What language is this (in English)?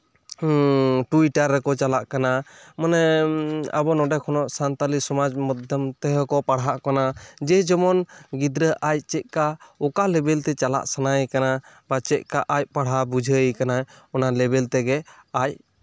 Santali